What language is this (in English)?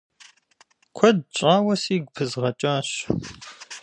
Kabardian